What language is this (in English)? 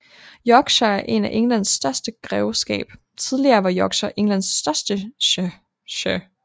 Danish